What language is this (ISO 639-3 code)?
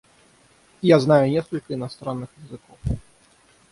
rus